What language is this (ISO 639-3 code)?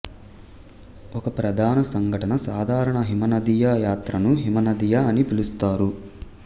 tel